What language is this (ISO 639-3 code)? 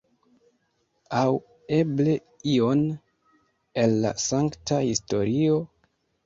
epo